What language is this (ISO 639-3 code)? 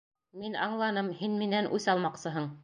bak